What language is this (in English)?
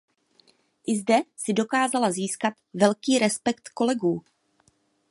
Czech